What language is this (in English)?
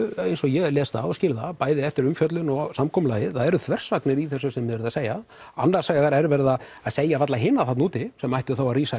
Icelandic